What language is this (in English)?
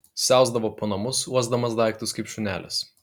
Lithuanian